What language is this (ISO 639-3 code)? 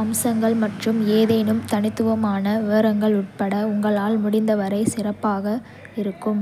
kfe